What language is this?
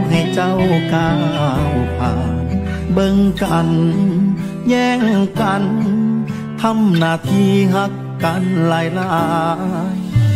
Thai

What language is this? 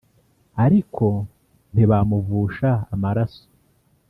Kinyarwanda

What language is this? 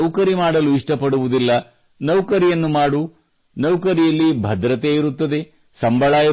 Kannada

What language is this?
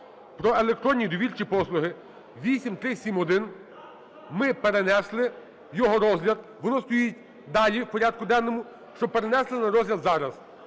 Ukrainian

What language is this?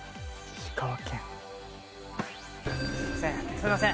Japanese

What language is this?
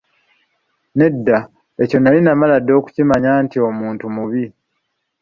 Ganda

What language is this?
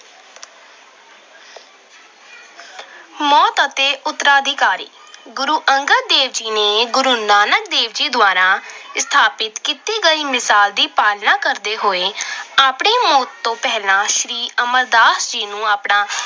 Punjabi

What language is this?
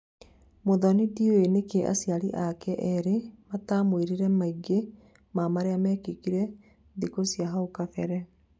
Kikuyu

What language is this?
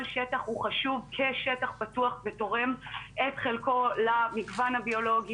Hebrew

